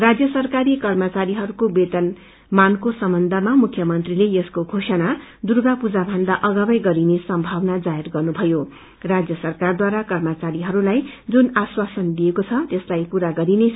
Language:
Nepali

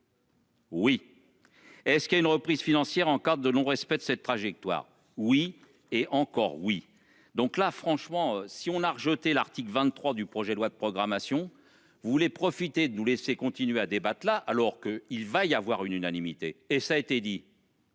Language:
French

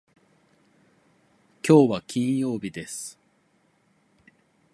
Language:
Japanese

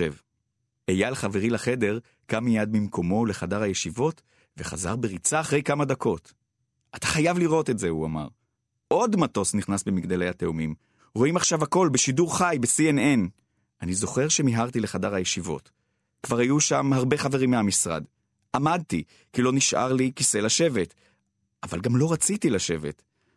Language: Hebrew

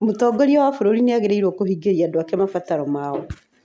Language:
Kikuyu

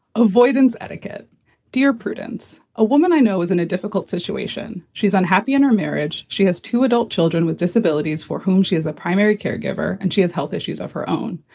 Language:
English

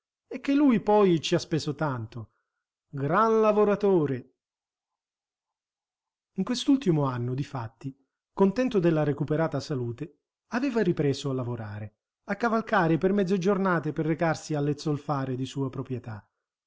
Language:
Italian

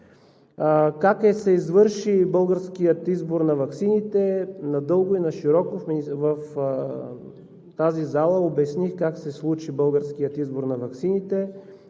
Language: Bulgarian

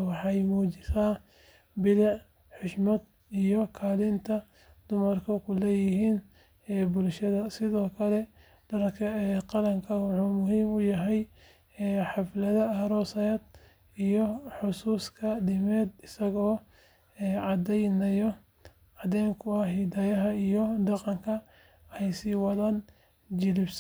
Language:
Somali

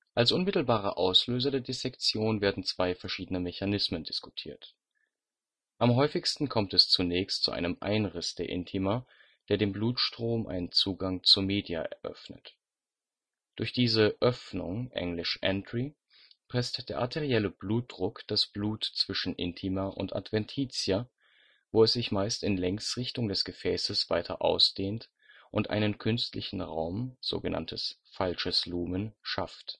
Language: German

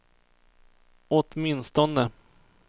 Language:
Swedish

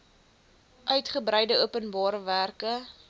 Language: Afrikaans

